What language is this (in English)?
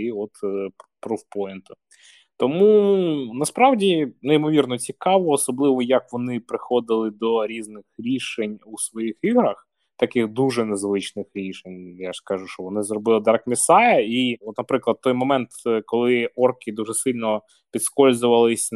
Ukrainian